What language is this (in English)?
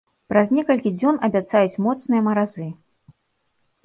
Belarusian